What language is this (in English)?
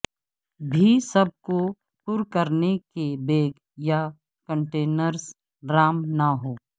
Urdu